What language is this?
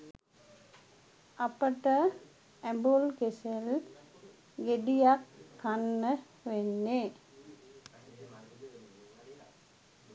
Sinhala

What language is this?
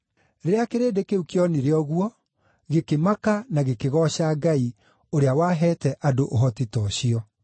Kikuyu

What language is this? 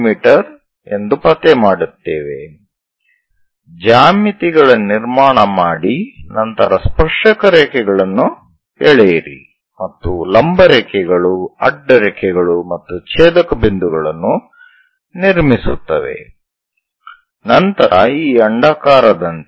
Kannada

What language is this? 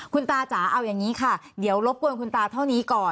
Thai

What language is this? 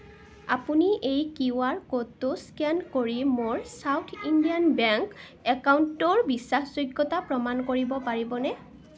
Assamese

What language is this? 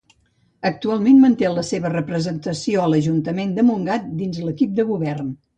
Catalan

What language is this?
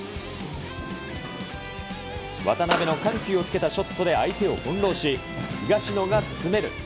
Japanese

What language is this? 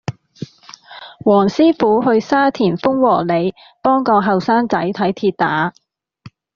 Cantonese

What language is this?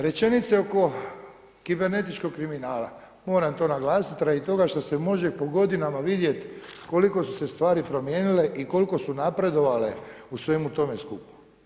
Croatian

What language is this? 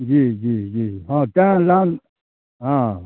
Maithili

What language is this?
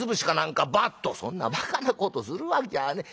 Japanese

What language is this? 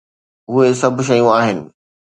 Sindhi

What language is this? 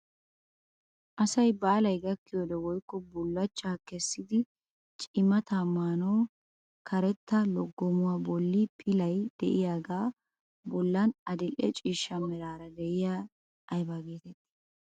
Wolaytta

